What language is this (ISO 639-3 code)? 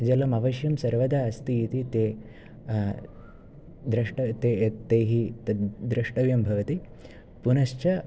san